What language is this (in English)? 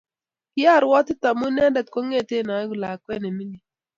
Kalenjin